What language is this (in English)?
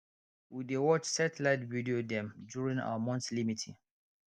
Nigerian Pidgin